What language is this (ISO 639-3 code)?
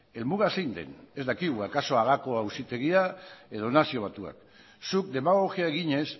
eus